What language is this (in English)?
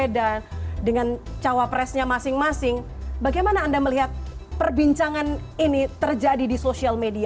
Indonesian